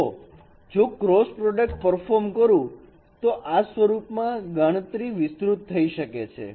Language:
Gujarati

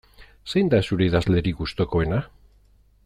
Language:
Basque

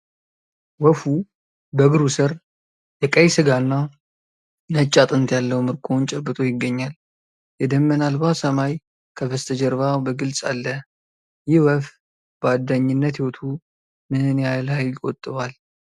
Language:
Amharic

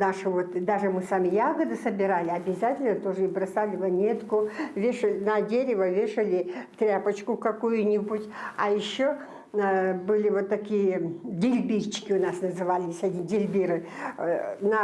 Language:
Russian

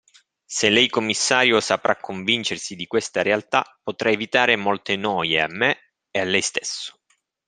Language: Italian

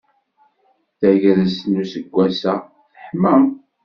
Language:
Kabyle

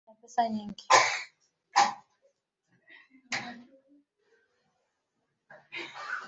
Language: Swahili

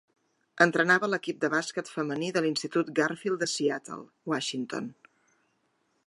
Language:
Catalan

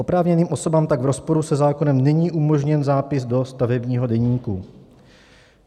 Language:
Czech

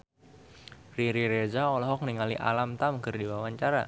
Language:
Sundanese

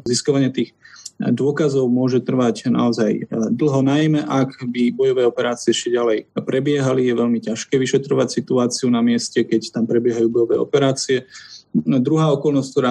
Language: Slovak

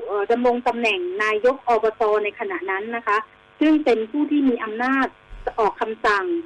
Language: Thai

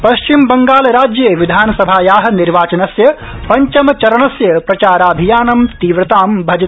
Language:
Sanskrit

